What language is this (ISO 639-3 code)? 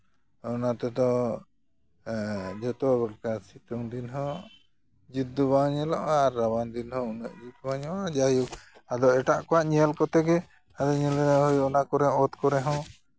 sat